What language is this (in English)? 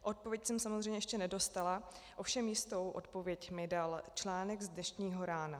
Czech